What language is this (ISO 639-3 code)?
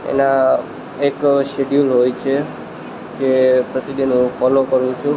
guj